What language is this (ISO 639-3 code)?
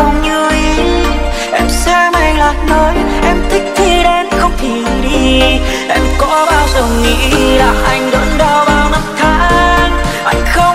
vie